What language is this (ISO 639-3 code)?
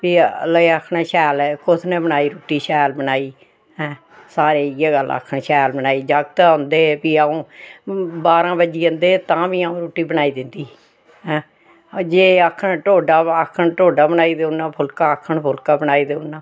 doi